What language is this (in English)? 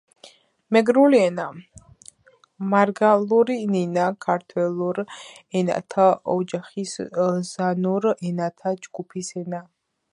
Georgian